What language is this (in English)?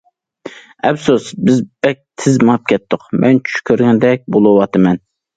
Uyghur